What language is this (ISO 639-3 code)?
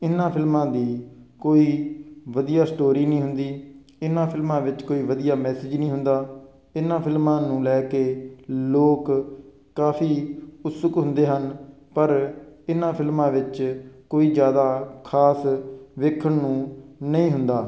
pan